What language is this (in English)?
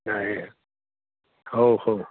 Odia